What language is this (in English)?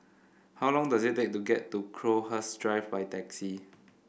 English